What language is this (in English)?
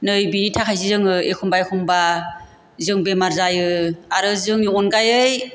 Bodo